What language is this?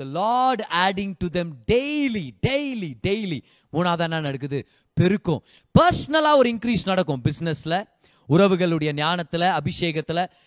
Tamil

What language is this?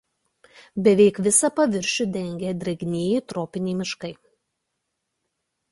Lithuanian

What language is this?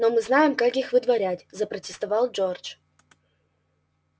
Russian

